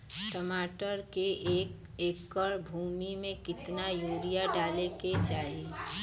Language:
Bhojpuri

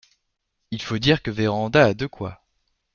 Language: French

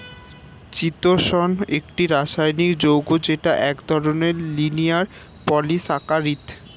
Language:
Bangla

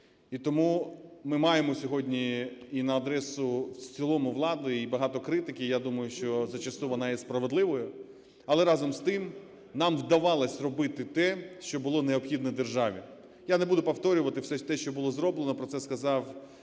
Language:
Ukrainian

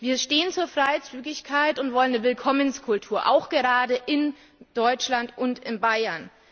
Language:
German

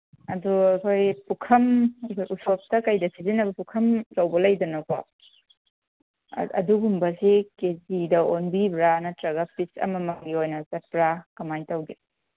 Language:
Manipuri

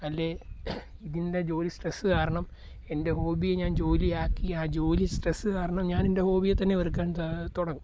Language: Malayalam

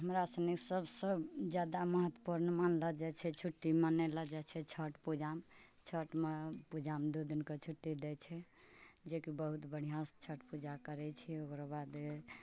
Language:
Maithili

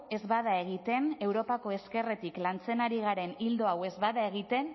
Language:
Basque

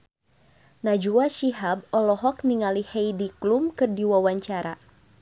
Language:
Sundanese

